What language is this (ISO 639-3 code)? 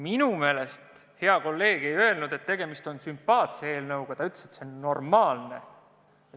est